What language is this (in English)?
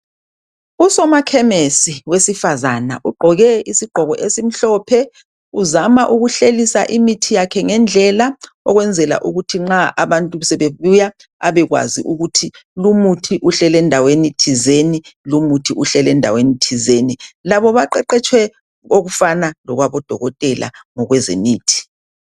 North Ndebele